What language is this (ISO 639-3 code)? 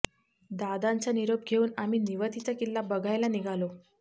mar